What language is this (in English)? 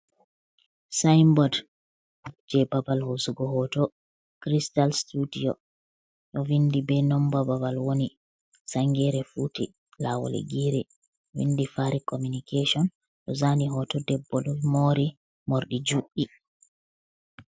Fula